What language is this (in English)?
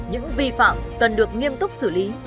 Vietnamese